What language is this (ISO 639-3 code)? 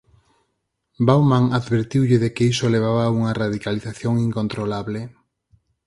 glg